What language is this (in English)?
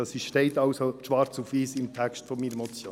Swiss German